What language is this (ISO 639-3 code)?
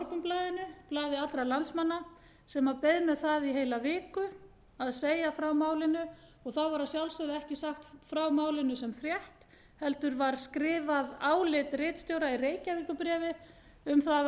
isl